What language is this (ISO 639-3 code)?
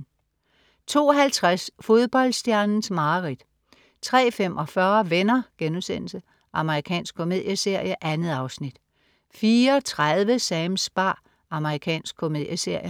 dan